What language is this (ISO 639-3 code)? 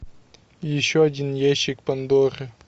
rus